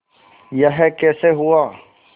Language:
Hindi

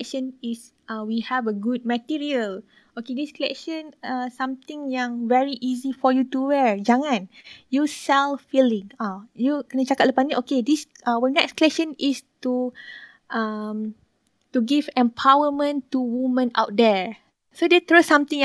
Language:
Malay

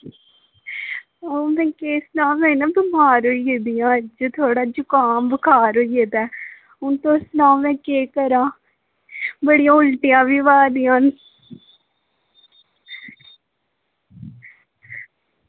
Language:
Dogri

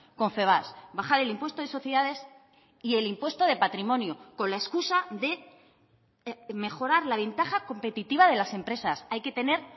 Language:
Spanish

